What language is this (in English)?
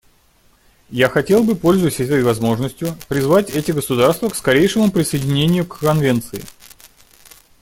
Russian